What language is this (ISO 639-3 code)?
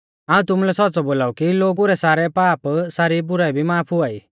bfz